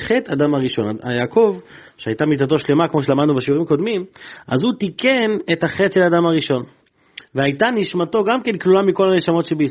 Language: Hebrew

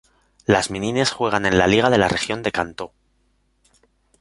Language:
Spanish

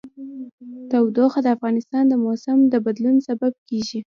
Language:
Pashto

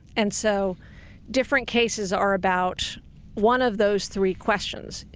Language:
English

